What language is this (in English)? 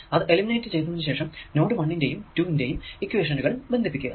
Malayalam